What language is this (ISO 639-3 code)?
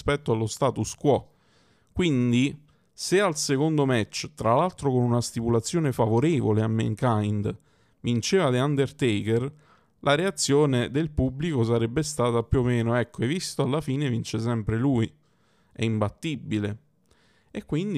ita